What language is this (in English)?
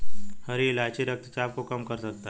Hindi